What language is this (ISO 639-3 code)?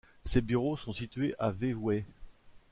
fra